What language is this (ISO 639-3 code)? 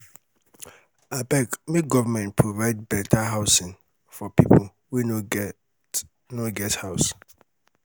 pcm